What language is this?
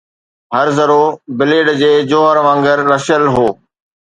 Sindhi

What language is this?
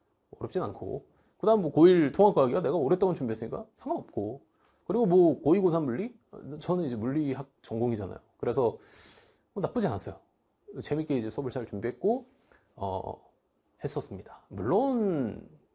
Korean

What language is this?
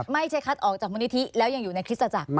Thai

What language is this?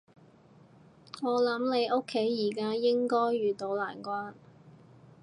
Cantonese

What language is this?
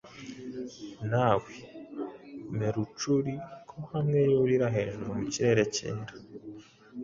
Kinyarwanda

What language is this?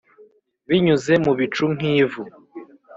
Kinyarwanda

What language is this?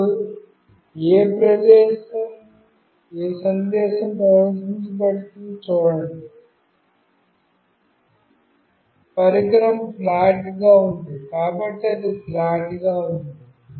Telugu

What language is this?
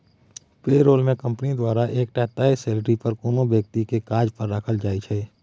Maithili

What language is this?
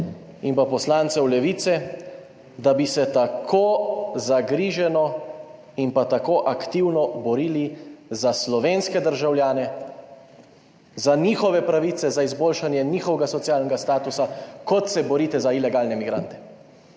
Slovenian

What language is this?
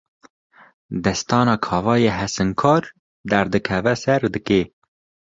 Kurdish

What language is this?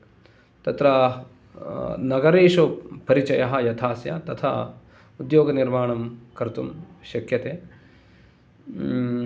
Sanskrit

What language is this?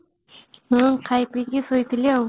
Odia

